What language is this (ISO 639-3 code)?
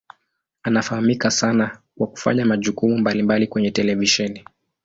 swa